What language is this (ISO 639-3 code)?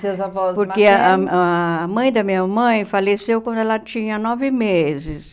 por